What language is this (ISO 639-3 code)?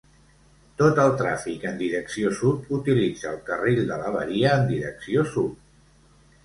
cat